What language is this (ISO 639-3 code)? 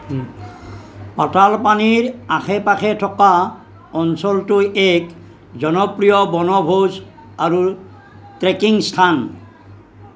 asm